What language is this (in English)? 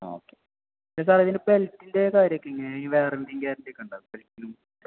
Malayalam